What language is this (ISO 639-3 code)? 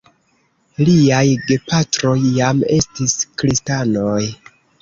epo